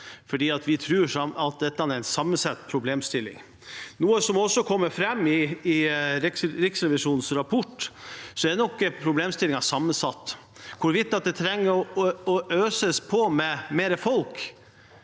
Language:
Norwegian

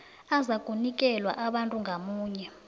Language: South Ndebele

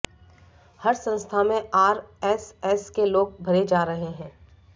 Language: Hindi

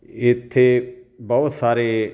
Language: Punjabi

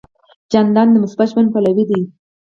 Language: Pashto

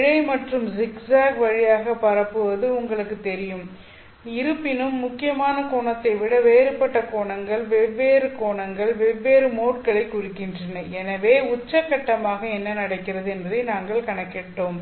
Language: Tamil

